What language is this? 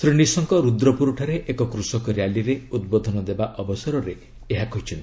Odia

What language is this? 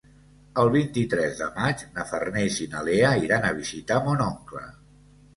Catalan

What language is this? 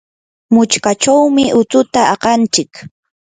Yanahuanca Pasco Quechua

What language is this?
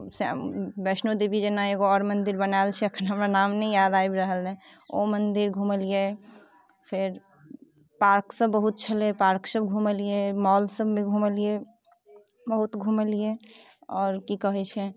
Maithili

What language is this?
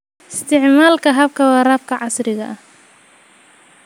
Somali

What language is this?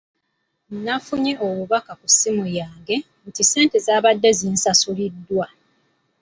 Ganda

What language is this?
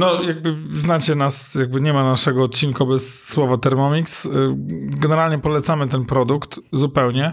Polish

